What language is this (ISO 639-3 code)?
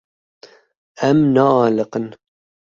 kur